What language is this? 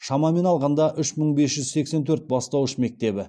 Kazakh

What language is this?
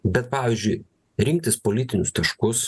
Lithuanian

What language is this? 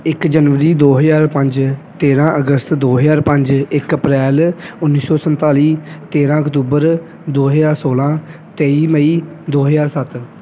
Punjabi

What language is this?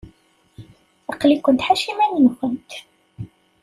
Kabyle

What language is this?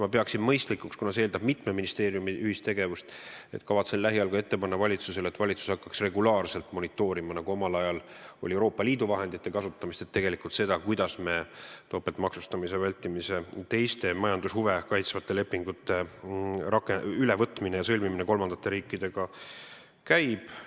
Estonian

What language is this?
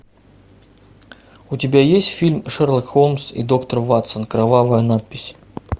Russian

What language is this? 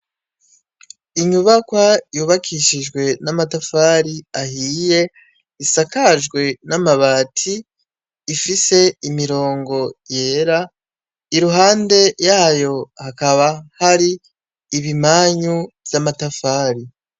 Rundi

